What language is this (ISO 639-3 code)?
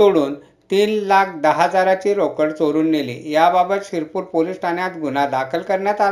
mar